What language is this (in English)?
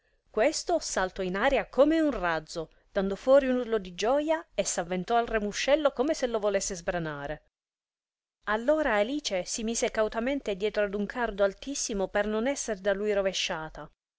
Italian